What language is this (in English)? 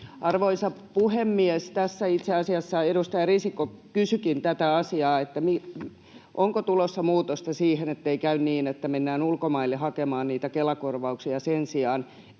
Finnish